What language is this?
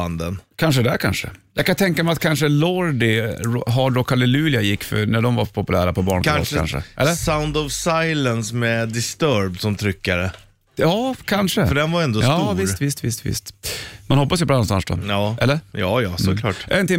Swedish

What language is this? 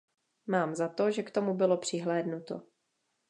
Czech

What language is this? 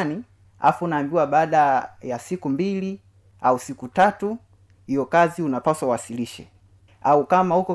Swahili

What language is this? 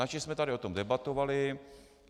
Czech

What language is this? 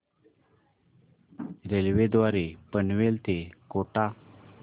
Marathi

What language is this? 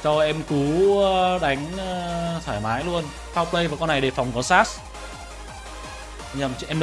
Vietnamese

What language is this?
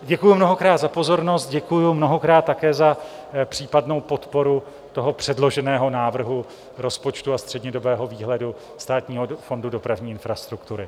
Czech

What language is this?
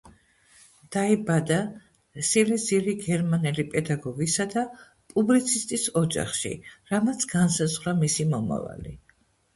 Georgian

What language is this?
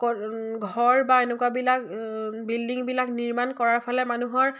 Assamese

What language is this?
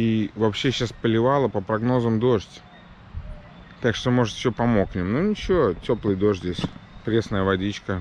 Russian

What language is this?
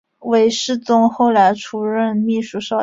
Chinese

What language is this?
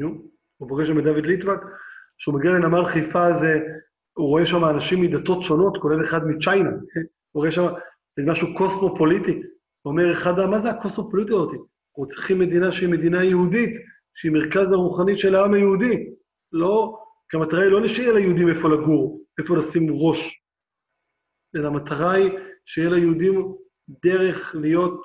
Hebrew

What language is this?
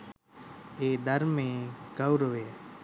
Sinhala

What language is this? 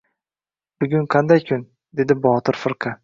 Uzbek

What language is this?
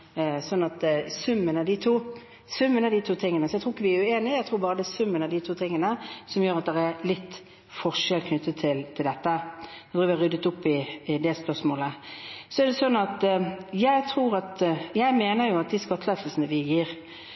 Norwegian Bokmål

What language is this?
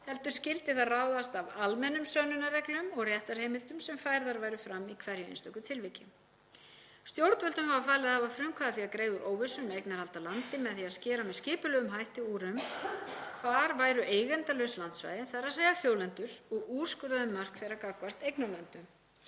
Icelandic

